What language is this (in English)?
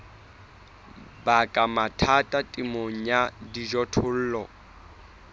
Southern Sotho